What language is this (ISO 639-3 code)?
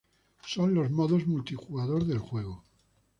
spa